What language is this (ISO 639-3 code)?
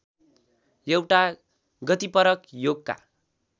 nep